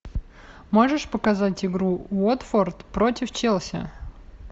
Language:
Russian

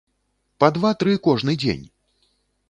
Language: Belarusian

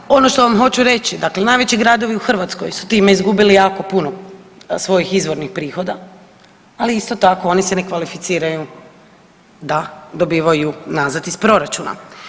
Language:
Croatian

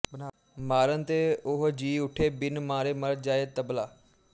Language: Punjabi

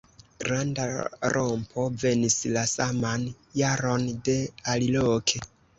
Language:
Esperanto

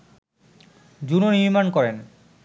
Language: Bangla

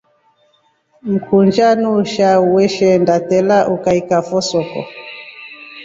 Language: Rombo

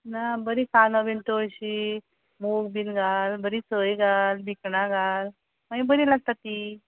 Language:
Konkani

